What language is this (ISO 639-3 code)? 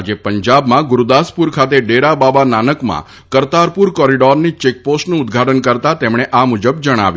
guj